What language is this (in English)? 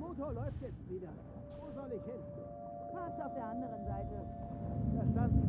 German